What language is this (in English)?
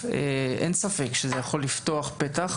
Hebrew